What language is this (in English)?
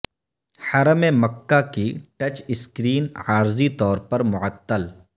Urdu